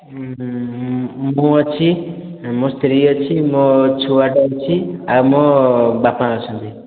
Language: Odia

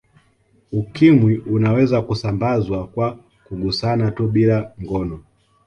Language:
Swahili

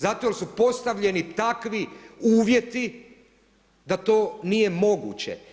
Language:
Croatian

